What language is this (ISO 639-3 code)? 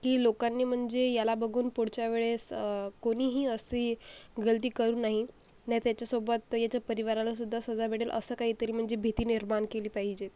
mar